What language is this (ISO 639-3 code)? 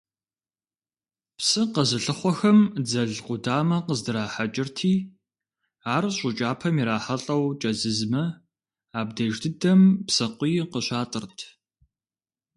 kbd